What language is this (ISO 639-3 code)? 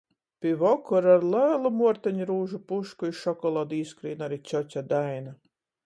ltg